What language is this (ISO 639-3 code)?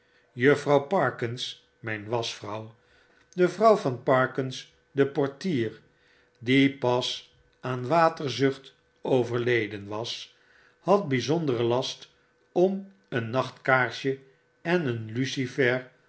nld